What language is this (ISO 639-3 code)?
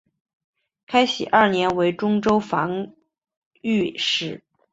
zho